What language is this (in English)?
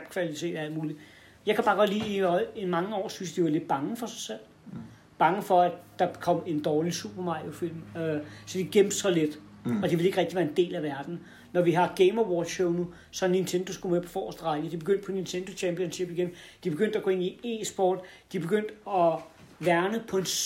Danish